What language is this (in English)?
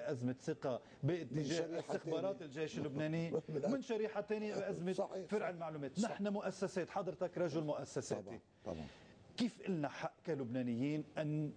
Arabic